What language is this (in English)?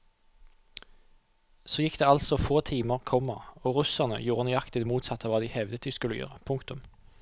Norwegian